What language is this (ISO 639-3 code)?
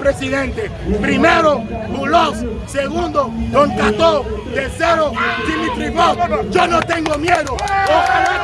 fra